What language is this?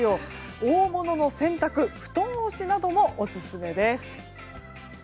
Japanese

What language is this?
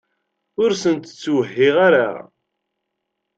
Kabyle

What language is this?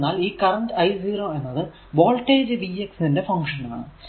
Malayalam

